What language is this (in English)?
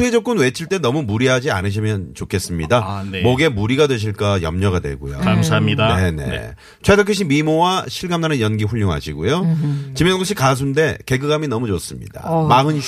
Korean